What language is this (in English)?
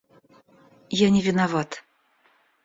Russian